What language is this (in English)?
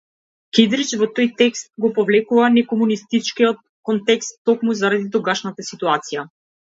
Macedonian